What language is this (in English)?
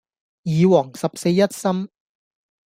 Cantonese